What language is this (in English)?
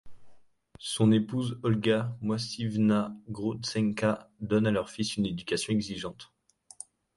French